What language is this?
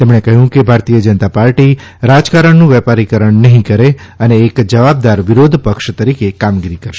Gujarati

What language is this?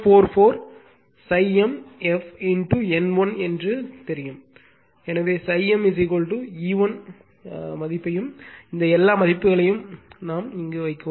Tamil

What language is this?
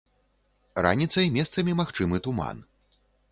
Belarusian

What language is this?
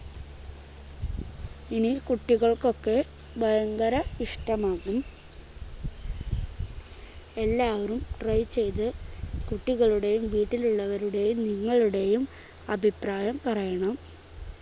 Malayalam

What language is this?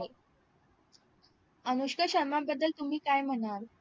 Marathi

